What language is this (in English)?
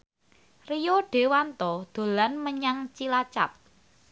Javanese